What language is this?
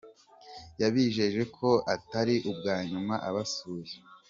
Kinyarwanda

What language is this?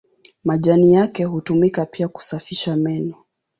Swahili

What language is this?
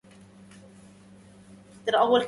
Arabic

